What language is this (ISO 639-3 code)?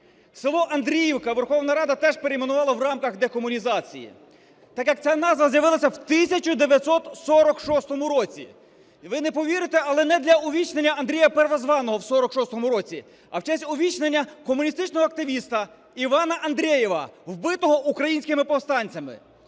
ukr